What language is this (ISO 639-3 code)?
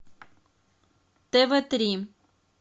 rus